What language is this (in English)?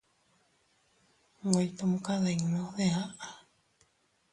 Teutila Cuicatec